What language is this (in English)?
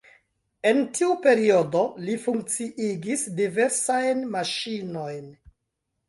Esperanto